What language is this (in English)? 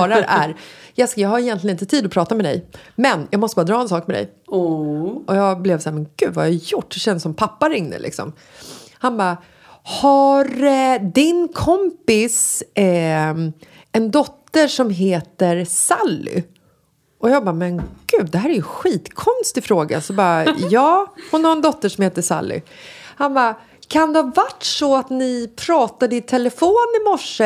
Swedish